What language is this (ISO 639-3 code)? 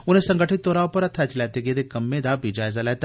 doi